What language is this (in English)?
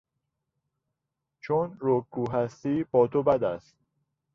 Persian